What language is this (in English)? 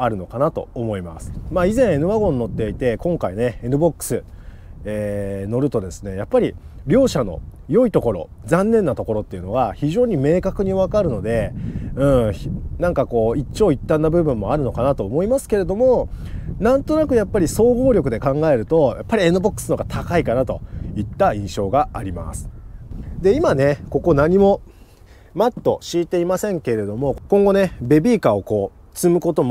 Japanese